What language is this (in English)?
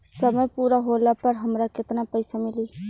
Bhojpuri